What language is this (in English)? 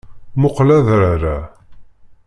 Kabyle